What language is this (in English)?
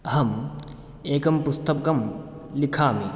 Sanskrit